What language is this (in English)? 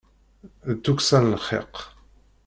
Kabyle